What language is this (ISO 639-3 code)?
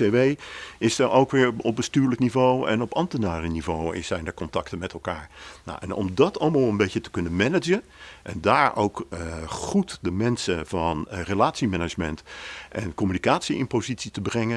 nld